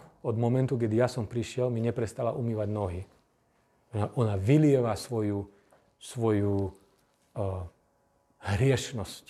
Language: Slovak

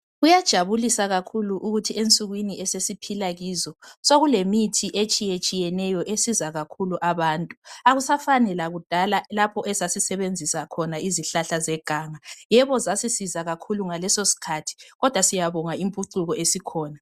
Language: North Ndebele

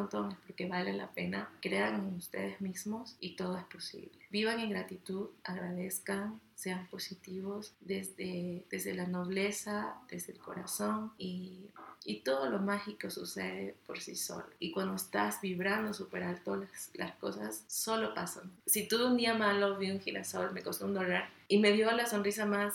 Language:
Spanish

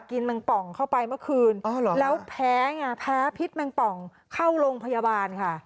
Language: Thai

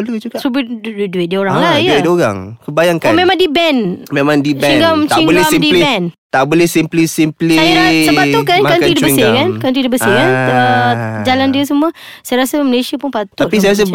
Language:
Malay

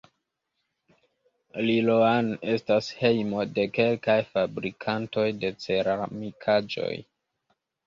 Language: Esperanto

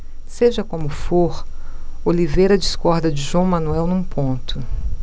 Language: Portuguese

